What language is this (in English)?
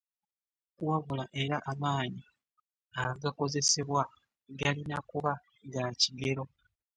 Ganda